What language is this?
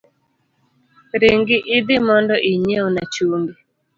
Luo (Kenya and Tanzania)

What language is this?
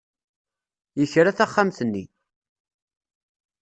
Kabyle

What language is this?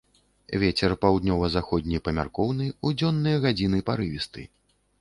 Belarusian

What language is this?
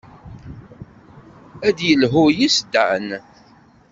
Kabyle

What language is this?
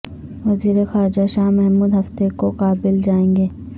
Urdu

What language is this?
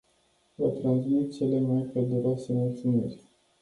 Romanian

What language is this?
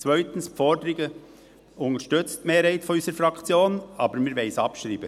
Swiss German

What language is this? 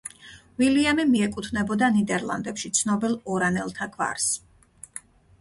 Georgian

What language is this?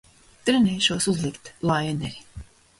Latvian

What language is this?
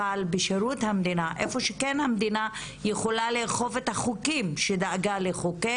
Hebrew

